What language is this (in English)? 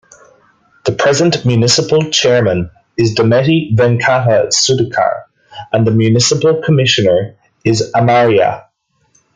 English